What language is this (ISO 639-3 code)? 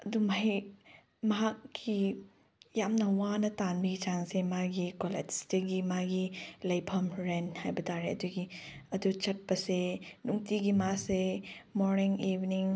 mni